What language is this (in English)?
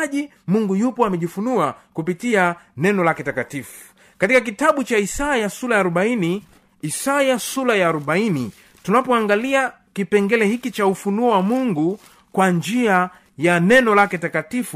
Swahili